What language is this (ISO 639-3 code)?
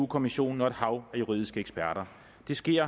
dan